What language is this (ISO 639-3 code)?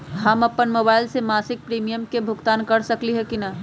mag